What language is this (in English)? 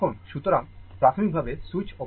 Bangla